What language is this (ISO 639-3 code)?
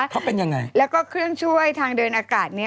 tha